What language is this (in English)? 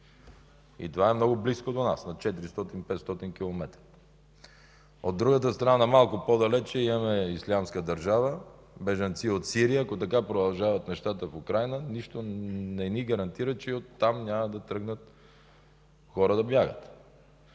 Bulgarian